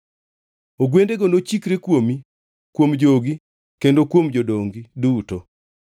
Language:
Luo (Kenya and Tanzania)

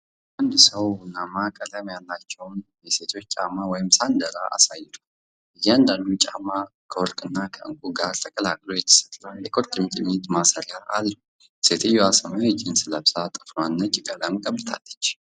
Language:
Amharic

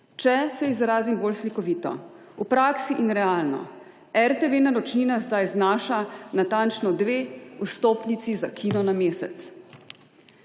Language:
Slovenian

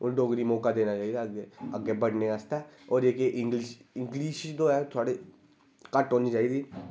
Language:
Dogri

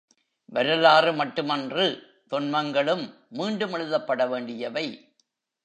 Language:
Tamil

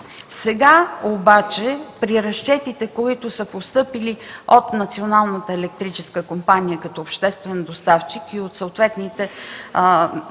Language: Bulgarian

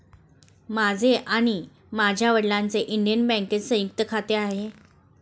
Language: Marathi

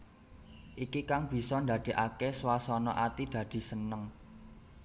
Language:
Javanese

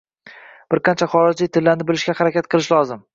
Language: Uzbek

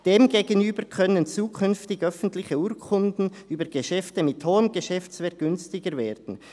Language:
Swiss German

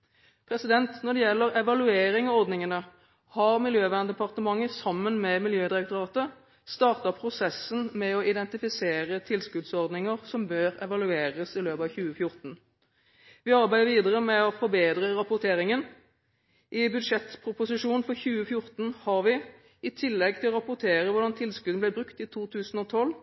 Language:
Norwegian Bokmål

